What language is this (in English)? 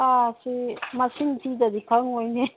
Manipuri